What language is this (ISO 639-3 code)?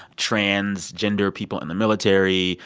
eng